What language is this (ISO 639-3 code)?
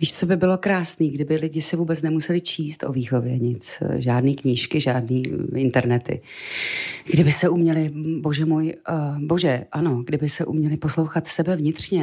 ces